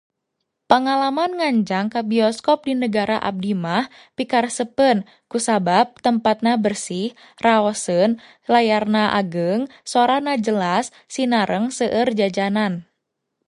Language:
Sundanese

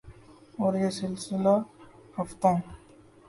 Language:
Urdu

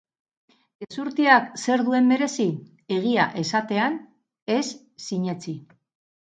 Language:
Basque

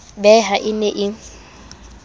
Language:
Southern Sotho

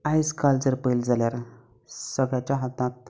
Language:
Konkani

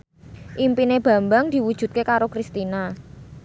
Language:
Javanese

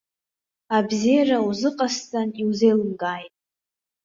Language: Abkhazian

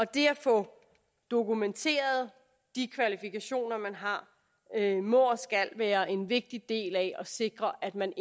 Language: Danish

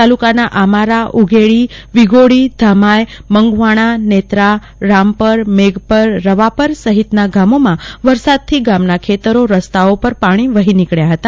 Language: Gujarati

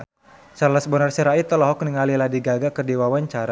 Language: Sundanese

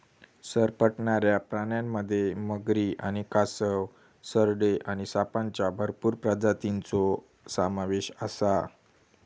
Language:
Marathi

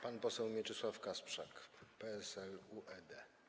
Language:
Polish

